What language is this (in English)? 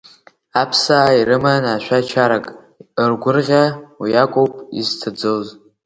Abkhazian